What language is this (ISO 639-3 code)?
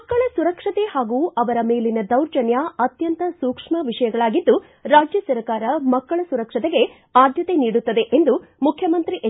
kan